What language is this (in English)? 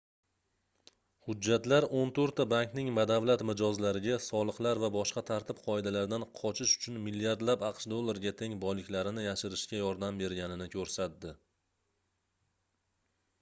Uzbek